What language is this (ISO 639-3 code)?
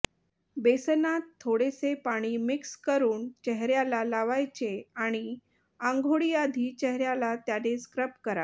mar